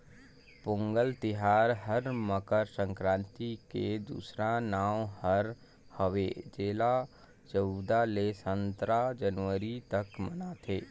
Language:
Chhattisgarhi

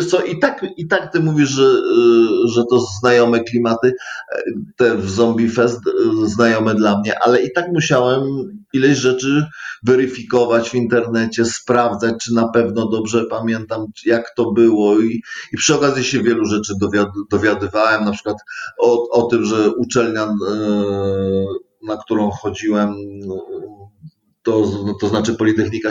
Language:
Polish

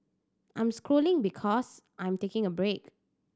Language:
English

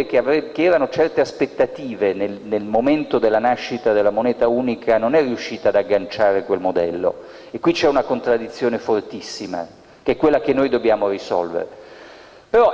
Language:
Italian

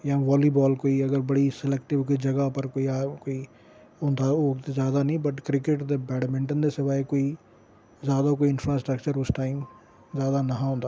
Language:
Dogri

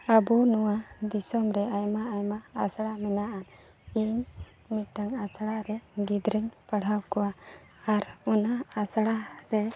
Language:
Santali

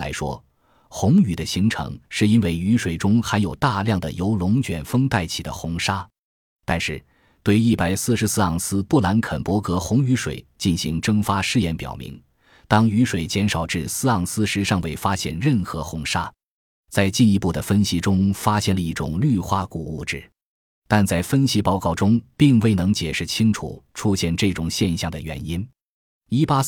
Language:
Chinese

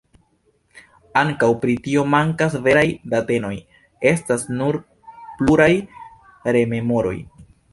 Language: Esperanto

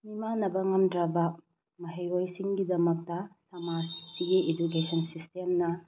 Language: Manipuri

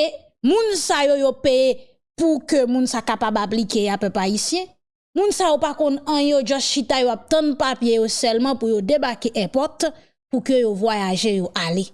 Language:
French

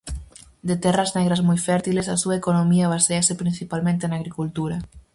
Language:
Galician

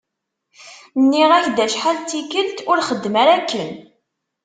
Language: Kabyle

